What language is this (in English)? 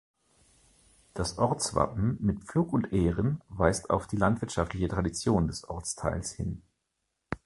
German